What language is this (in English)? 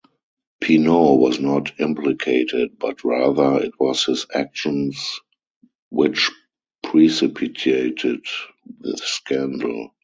English